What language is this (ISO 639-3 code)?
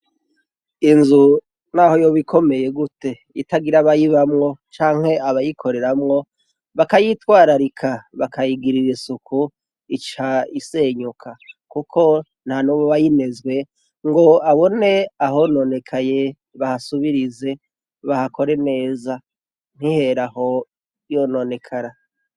run